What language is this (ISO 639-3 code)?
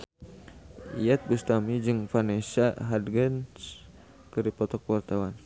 sun